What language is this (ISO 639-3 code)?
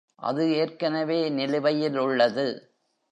tam